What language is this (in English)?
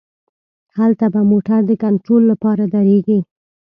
Pashto